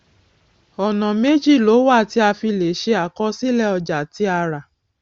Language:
Yoruba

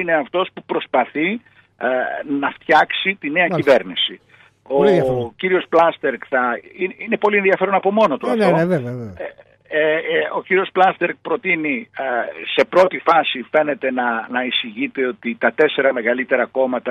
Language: Greek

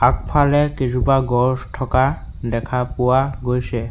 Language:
Assamese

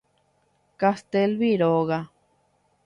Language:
Guarani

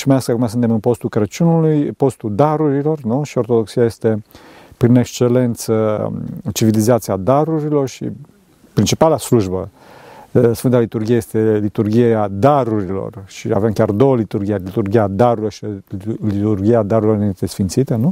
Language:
Romanian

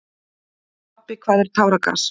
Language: Icelandic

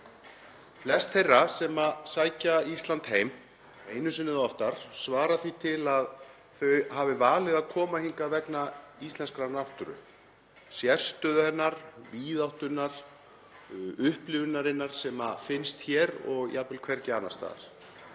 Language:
Icelandic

